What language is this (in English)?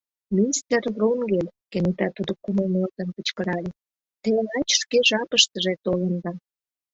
Mari